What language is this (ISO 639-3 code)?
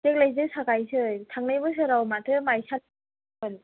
brx